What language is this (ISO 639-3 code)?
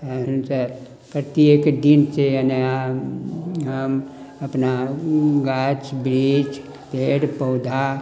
mai